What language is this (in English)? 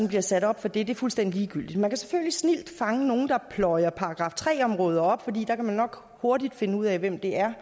Danish